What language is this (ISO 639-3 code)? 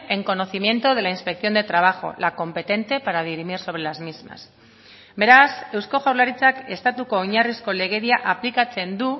spa